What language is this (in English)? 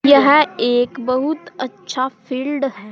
Hindi